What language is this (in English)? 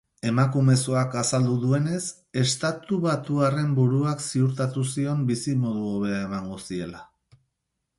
Basque